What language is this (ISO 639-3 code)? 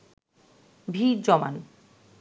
ben